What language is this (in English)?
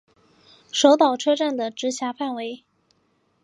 Chinese